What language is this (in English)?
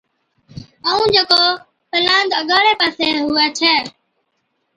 Od